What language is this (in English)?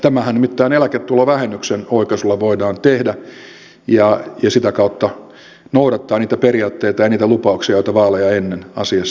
Finnish